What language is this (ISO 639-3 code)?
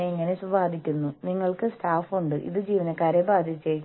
mal